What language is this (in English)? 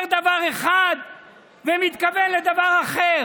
Hebrew